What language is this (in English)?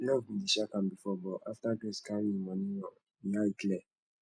Nigerian Pidgin